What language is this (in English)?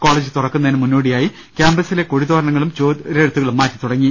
Malayalam